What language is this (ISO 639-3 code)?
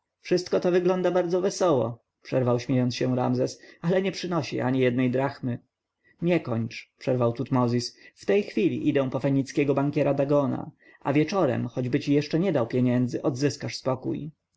pol